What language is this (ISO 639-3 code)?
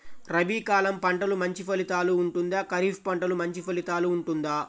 tel